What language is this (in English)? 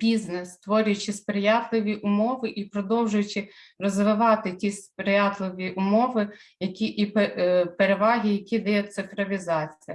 Ukrainian